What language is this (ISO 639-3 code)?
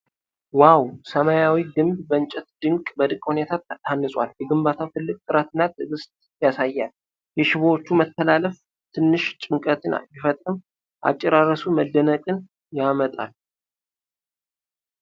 amh